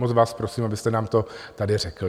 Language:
Czech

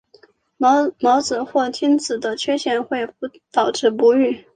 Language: Chinese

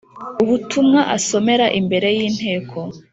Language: Kinyarwanda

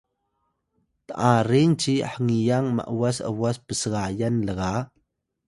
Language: Atayal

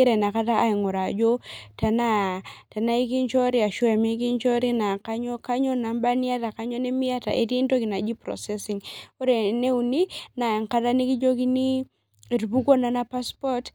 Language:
Masai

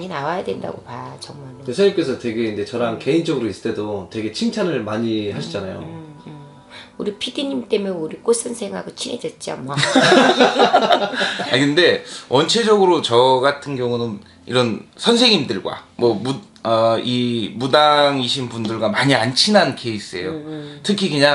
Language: Korean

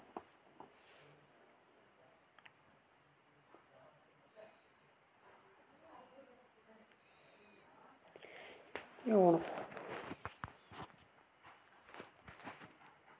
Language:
Dogri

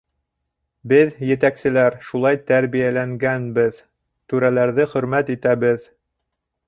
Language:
Bashkir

